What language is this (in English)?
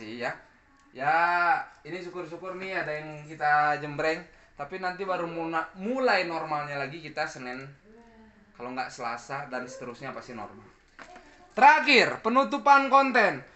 Indonesian